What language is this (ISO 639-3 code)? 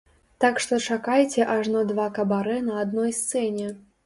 bel